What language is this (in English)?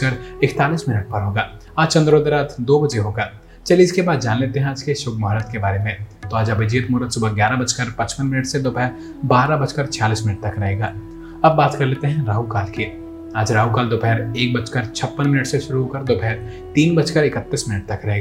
Hindi